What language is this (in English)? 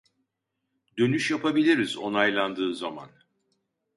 Turkish